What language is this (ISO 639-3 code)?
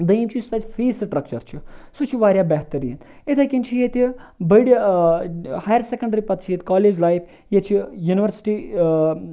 kas